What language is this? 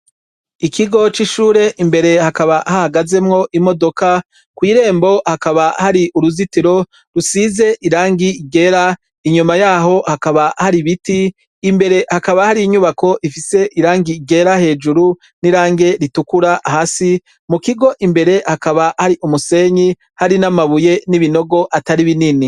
Rundi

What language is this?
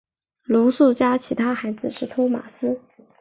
Chinese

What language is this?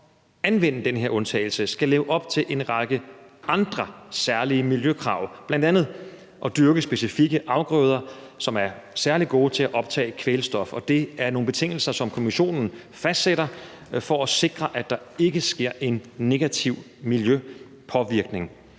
Danish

